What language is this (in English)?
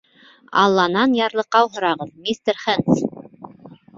Bashkir